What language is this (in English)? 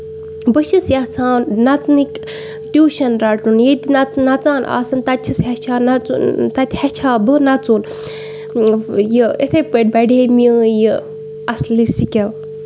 Kashmiri